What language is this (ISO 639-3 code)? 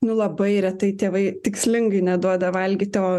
lit